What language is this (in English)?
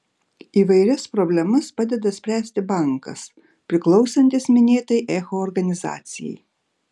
Lithuanian